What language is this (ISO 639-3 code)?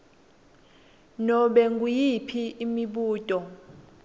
ssw